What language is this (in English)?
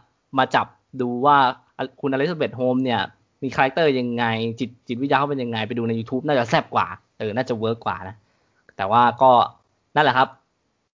Thai